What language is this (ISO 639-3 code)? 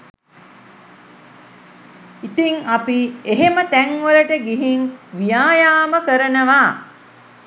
sin